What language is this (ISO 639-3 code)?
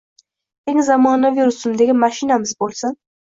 uzb